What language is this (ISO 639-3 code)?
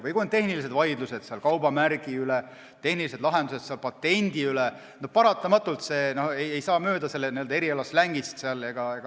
est